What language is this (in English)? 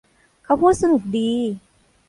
Thai